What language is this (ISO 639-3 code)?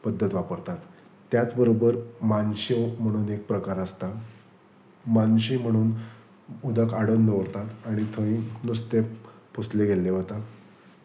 kok